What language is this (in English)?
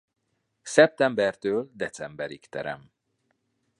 Hungarian